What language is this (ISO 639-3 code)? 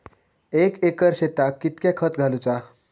mar